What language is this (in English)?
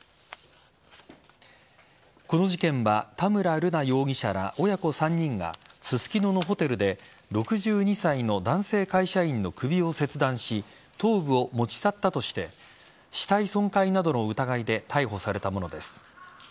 Japanese